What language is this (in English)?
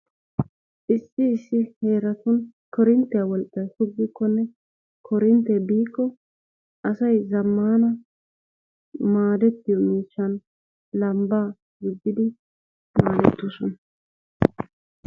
Wolaytta